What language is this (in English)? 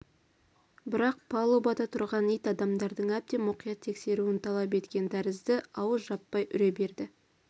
Kazakh